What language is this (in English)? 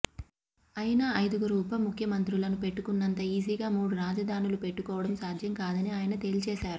Telugu